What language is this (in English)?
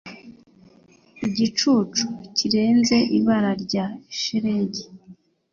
Kinyarwanda